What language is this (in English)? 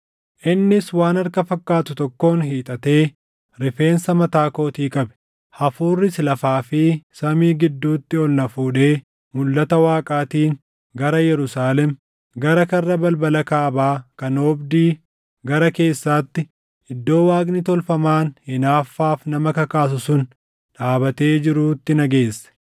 Oromo